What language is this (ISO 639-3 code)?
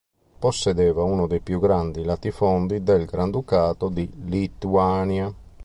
ita